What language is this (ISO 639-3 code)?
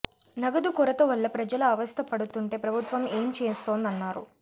tel